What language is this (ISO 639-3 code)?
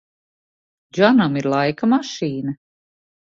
lav